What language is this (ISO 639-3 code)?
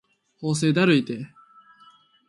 jpn